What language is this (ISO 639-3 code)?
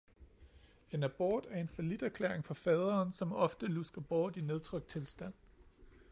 dan